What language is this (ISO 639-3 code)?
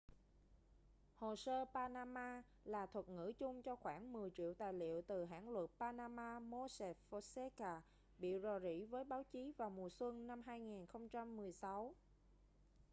vie